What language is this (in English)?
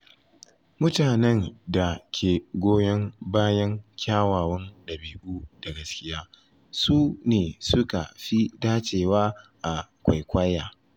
Hausa